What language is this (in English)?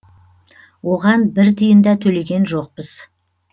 Kazakh